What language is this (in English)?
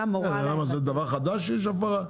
Hebrew